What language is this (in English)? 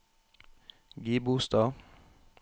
Norwegian